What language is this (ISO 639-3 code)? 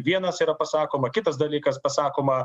lit